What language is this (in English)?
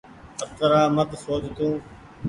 Goaria